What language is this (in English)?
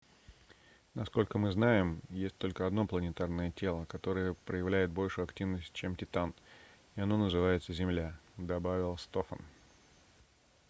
Russian